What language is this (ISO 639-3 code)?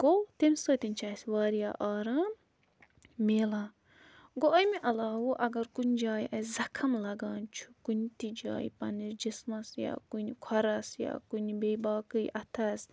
kas